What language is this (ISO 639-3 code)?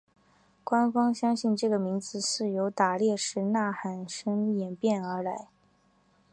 zho